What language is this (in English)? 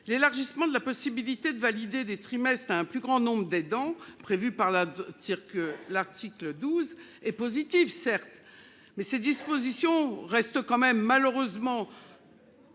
French